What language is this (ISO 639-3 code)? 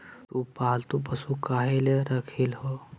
mag